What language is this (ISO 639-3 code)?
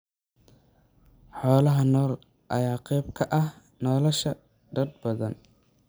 som